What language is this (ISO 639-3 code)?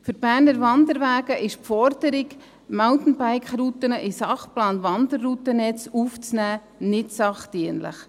gsw